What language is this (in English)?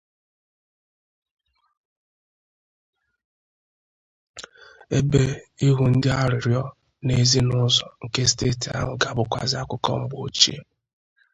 Igbo